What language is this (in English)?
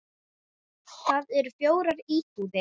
Icelandic